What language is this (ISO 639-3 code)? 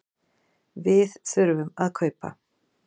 isl